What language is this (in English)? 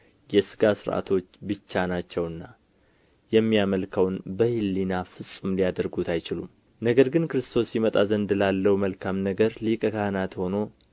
Amharic